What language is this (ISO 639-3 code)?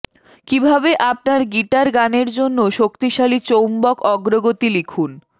ben